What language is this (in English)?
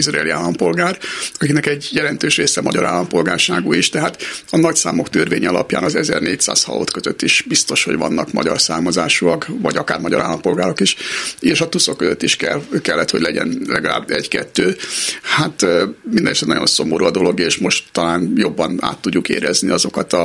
Hungarian